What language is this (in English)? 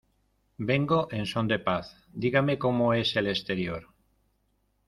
Spanish